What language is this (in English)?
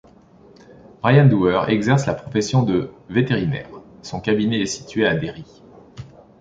French